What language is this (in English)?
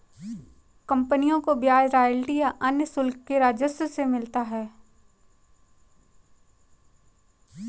Hindi